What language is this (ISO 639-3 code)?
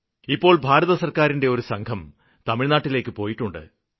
mal